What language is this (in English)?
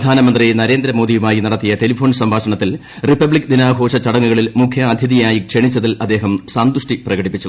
Malayalam